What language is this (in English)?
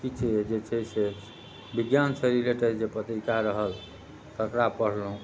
Maithili